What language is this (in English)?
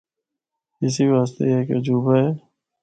Northern Hindko